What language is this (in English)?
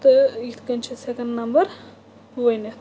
Kashmiri